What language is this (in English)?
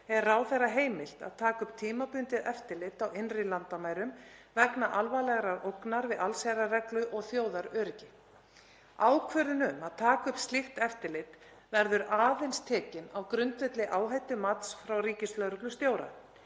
Icelandic